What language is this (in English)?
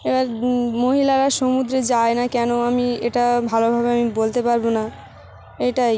Bangla